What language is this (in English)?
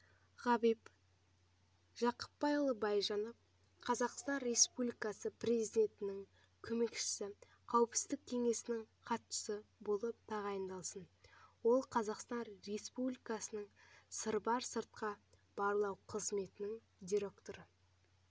Kazakh